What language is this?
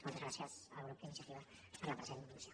Catalan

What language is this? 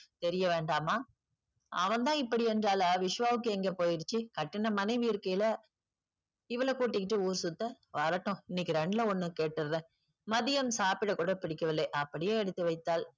Tamil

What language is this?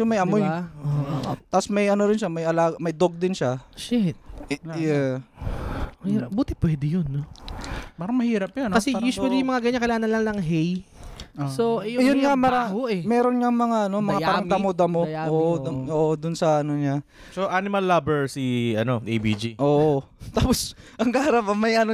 Filipino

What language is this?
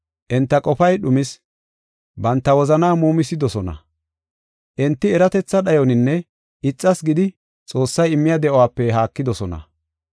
Gofa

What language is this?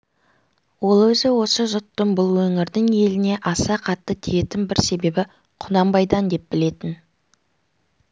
Kazakh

